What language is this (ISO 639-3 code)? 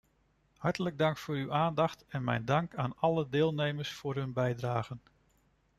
nld